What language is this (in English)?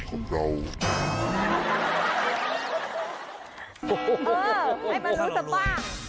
Thai